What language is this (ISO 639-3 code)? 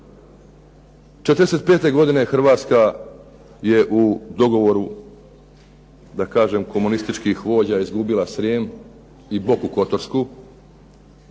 hrv